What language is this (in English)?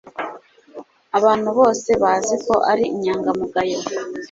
Kinyarwanda